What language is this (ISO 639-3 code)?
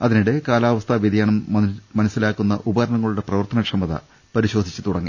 mal